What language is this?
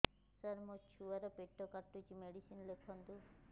Odia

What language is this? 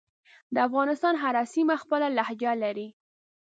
Pashto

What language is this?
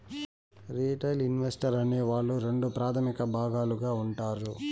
Telugu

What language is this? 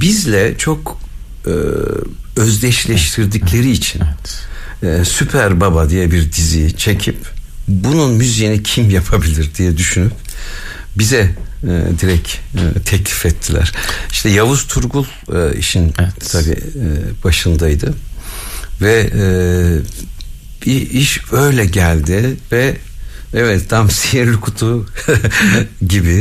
Turkish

